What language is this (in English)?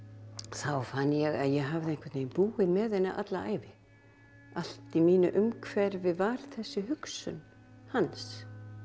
Icelandic